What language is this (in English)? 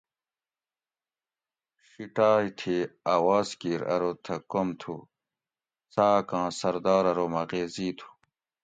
Gawri